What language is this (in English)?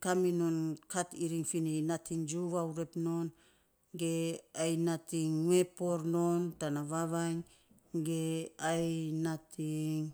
Saposa